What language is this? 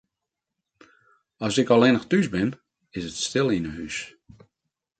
Western Frisian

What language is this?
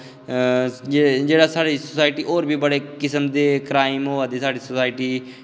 Dogri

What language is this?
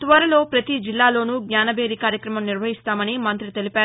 Telugu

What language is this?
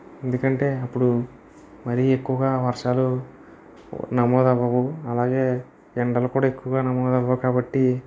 Telugu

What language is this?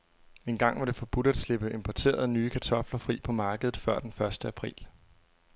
Danish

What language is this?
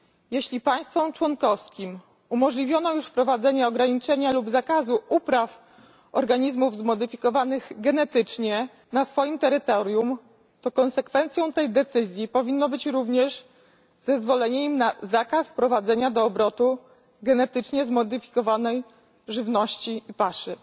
Polish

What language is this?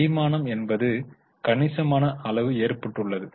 Tamil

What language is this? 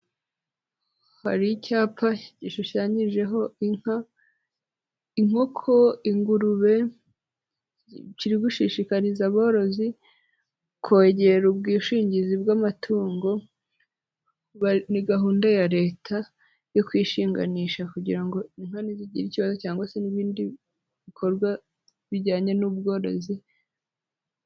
Kinyarwanda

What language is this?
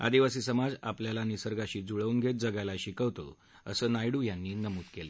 Marathi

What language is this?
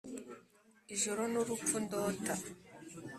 Kinyarwanda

